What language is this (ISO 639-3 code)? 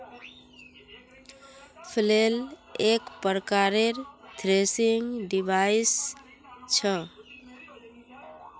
mag